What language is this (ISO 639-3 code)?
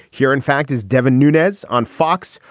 eng